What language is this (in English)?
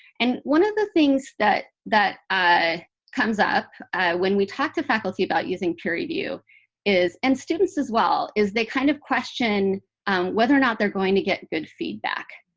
English